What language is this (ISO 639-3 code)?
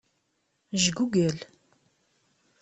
kab